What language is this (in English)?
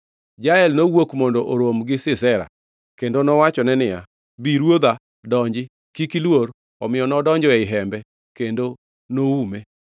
Luo (Kenya and Tanzania)